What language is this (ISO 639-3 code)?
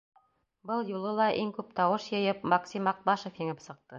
bak